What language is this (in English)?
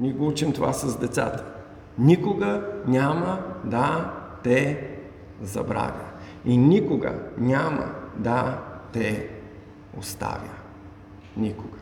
Bulgarian